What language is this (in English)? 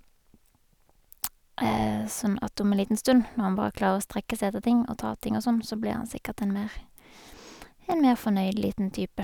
Norwegian